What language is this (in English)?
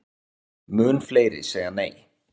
Icelandic